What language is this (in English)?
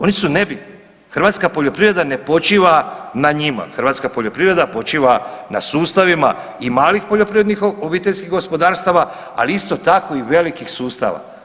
Croatian